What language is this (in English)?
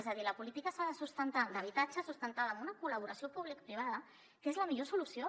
Catalan